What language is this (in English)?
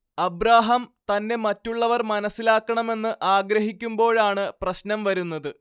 Malayalam